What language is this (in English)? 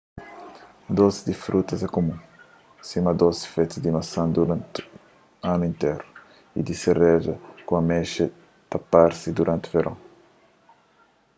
Kabuverdianu